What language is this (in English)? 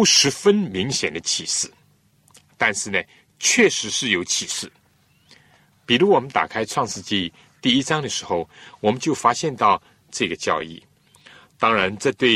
Chinese